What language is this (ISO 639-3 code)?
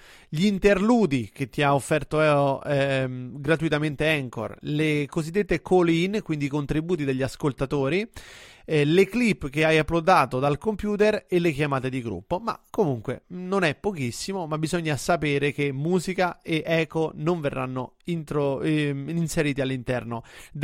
ita